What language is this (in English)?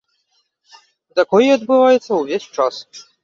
Belarusian